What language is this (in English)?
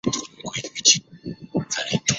Chinese